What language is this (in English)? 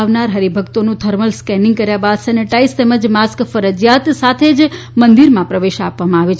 Gujarati